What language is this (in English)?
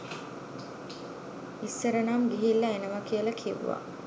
Sinhala